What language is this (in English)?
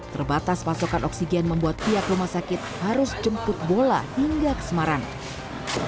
Indonesian